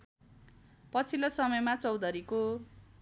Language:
Nepali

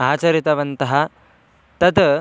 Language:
Sanskrit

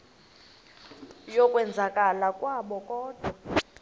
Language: Xhosa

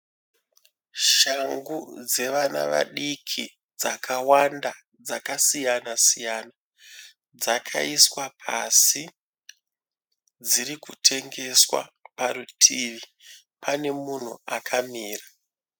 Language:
Shona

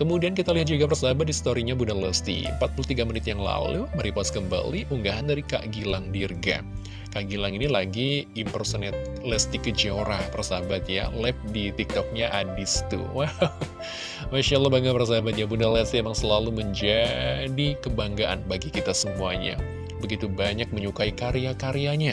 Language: Indonesian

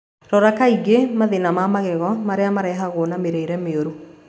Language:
Kikuyu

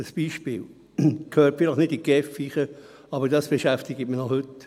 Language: Swiss German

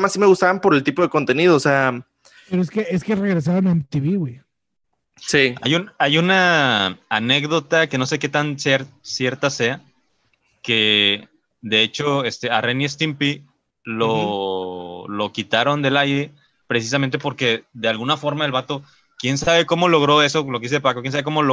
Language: Spanish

